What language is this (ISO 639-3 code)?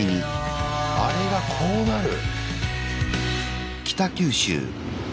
jpn